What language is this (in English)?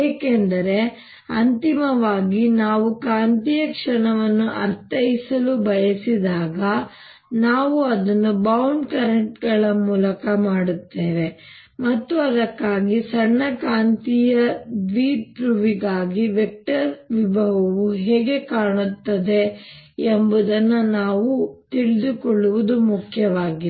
Kannada